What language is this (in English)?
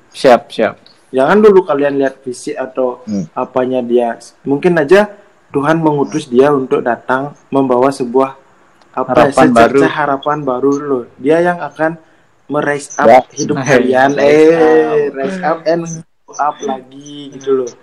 Indonesian